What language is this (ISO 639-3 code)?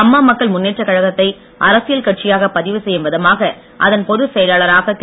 tam